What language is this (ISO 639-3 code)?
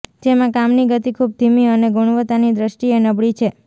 guj